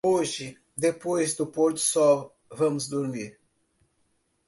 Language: Portuguese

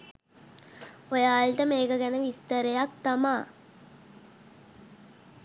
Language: Sinhala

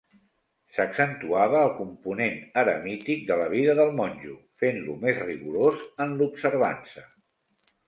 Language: Catalan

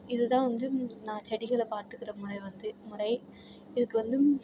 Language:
Tamil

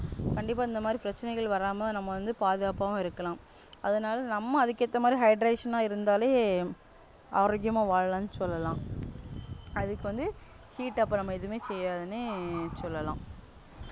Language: Tamil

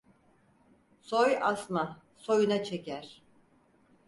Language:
Turkish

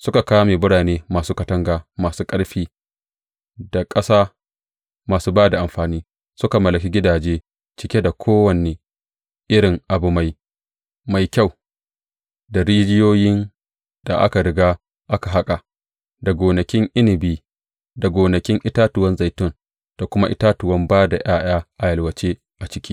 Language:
Hausa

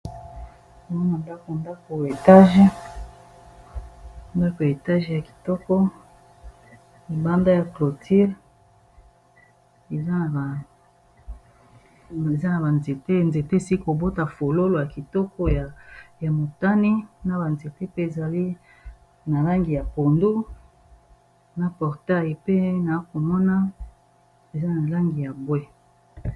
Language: Lingala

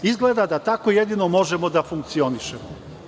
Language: Serbian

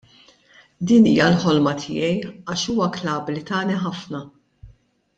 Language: Maltese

